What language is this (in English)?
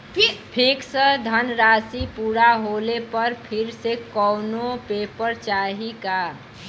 Bhojpuri